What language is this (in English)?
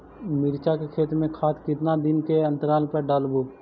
Magahi